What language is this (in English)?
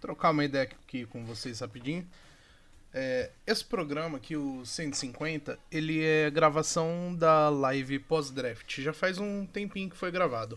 Portuguese